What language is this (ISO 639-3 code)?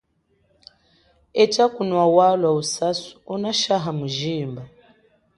cjk